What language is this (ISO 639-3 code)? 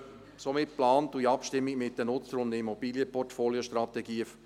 gsw